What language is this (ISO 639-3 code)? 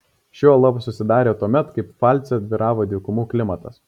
lit